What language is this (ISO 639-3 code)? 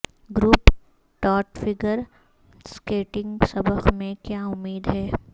urd